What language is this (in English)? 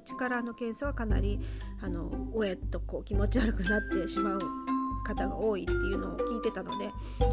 Japanese